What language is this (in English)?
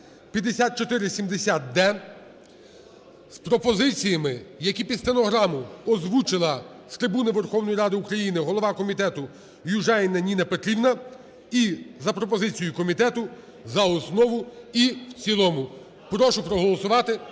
Ukrainian